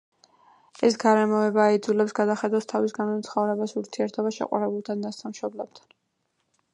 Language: Georgian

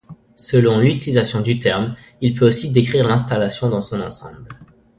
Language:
French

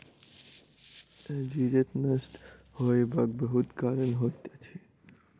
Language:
Maithili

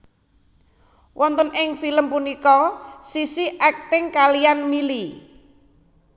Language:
Javanese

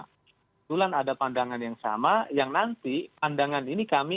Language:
Indonesian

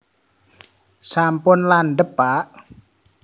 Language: Javanese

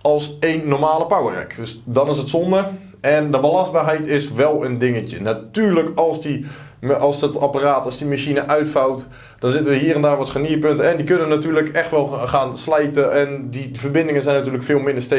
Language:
Dutch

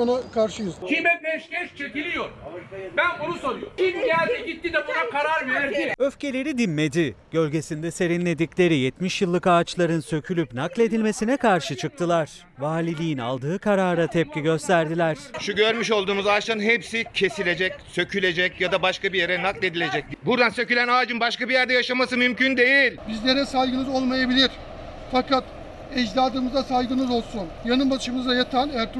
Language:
Turkish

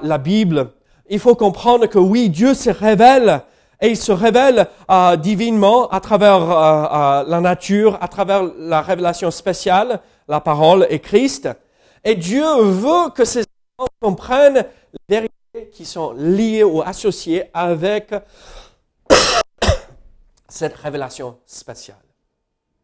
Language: French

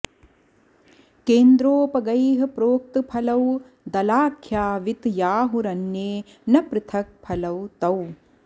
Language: Sanskrit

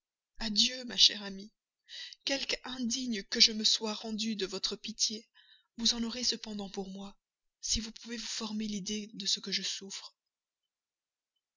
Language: French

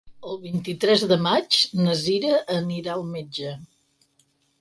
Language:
Catalan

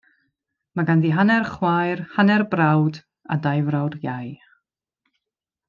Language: Welsh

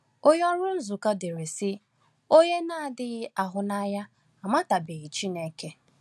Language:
Igbo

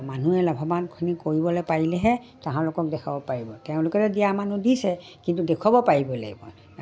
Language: Assamese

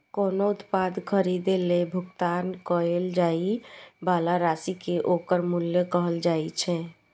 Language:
Maithili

